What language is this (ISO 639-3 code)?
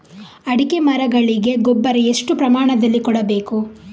kan